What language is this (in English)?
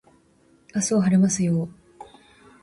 Japanese